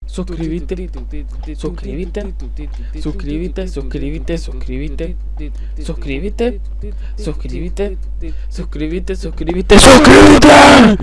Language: Spanish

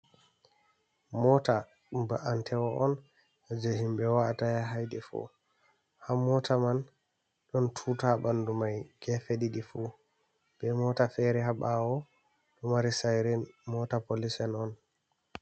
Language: Fula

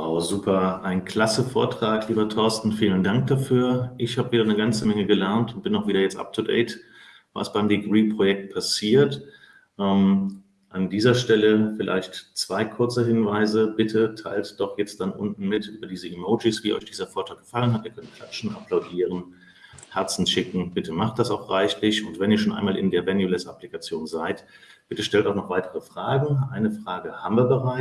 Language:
German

